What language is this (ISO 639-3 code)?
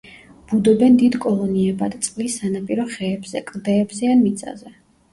kat